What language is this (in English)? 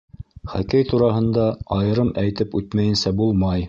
Bashkir